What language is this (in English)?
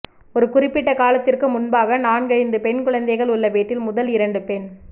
Tamil